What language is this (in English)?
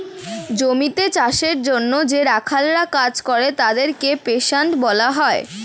Bangla